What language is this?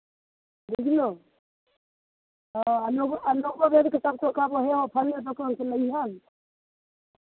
Maithili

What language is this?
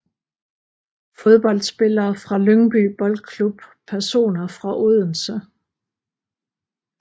Danish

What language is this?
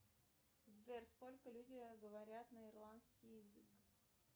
Russian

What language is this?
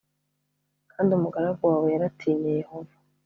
Kinyarwanda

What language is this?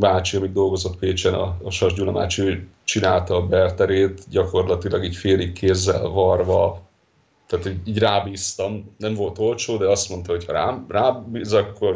Hungarian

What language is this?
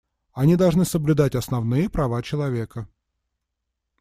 Russian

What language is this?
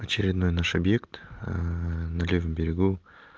Russian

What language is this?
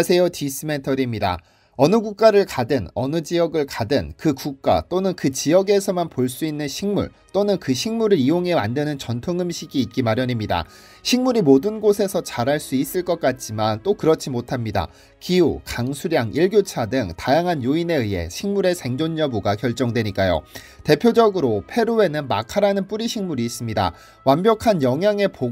Korean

